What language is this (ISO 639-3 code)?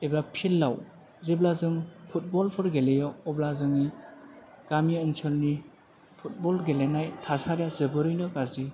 brx